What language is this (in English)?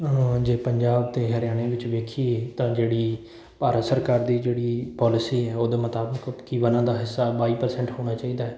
Punjabi